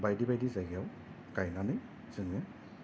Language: Bodo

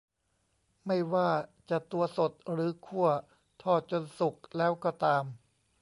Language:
Thai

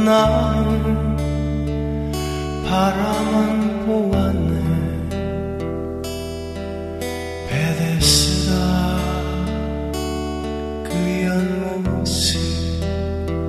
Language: Korean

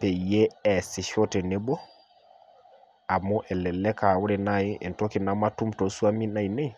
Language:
Masai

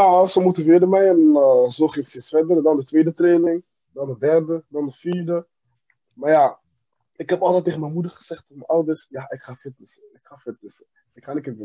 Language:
Dutch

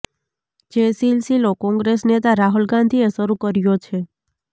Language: Gujarati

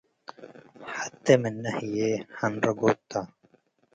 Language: Tigre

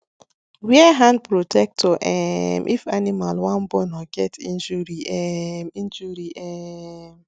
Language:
Nigerian Pidgin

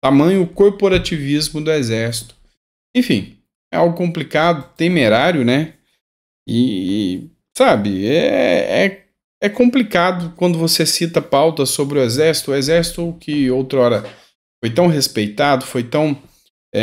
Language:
Portuguese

